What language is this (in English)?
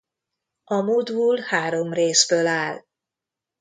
Hungarian